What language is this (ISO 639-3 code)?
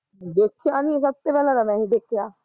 pan